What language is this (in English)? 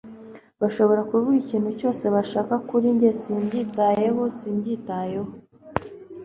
Kinyarwanda